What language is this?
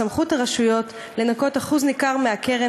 Hebrew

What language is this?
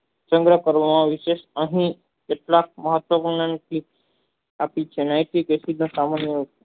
Gujarati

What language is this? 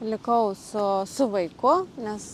Lithuanian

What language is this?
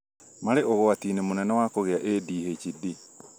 Kikuyu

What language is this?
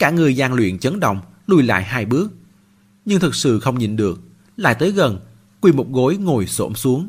Vietnamese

